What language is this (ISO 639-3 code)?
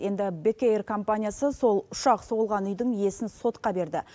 kaz